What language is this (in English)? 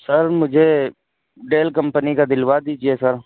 Urdu